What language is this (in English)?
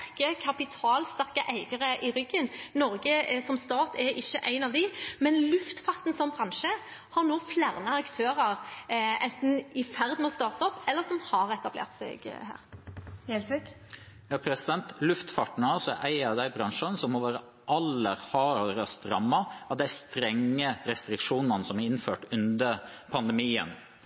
Norwegian